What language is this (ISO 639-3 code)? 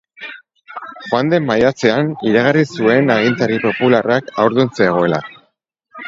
eus